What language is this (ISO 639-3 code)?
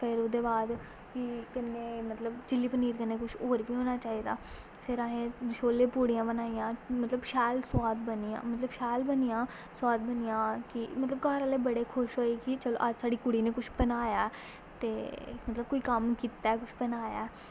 doi